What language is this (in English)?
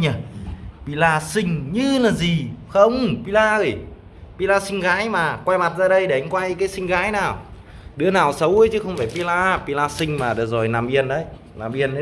Vietnamese